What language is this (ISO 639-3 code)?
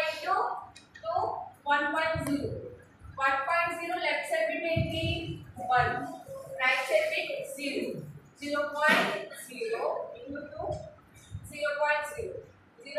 tel